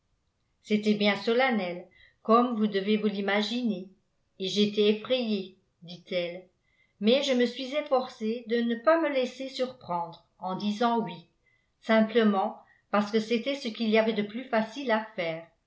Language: French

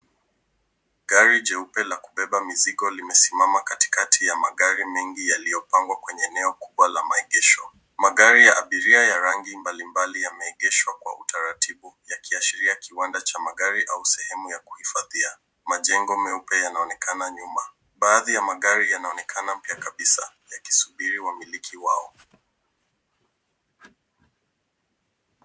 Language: Swahili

